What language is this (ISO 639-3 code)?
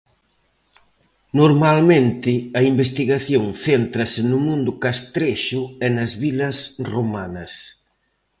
glg